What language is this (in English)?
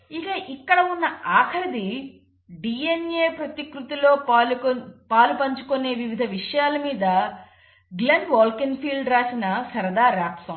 Telugu